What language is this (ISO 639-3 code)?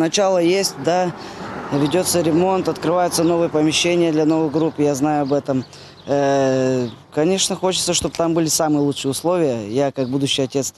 ron